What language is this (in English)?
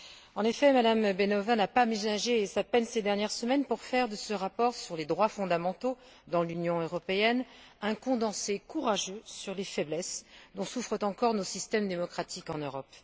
French